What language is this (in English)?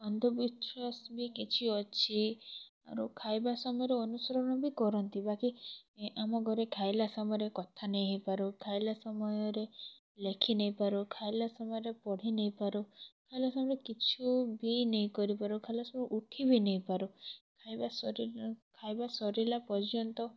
Odia